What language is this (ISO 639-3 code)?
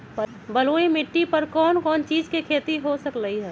mag